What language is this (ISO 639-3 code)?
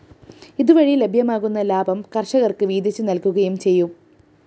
mal